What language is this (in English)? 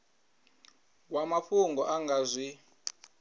Venda